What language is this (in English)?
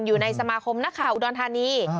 Thai